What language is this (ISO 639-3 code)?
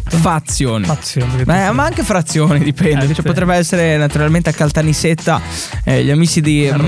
ita